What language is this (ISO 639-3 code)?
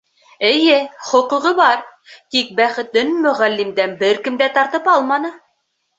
bak